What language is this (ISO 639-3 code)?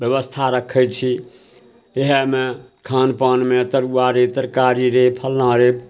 mai